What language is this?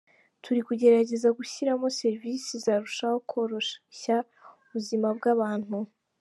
Kinyarwanda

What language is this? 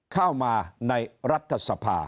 Thai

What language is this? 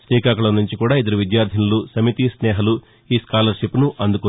Telugu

